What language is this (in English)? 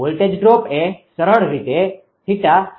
Gujarati